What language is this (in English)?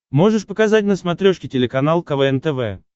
Russian